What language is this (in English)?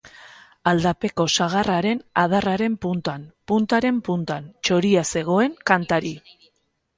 Basque